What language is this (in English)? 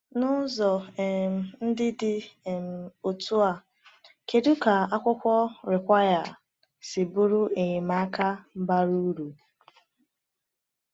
Igbo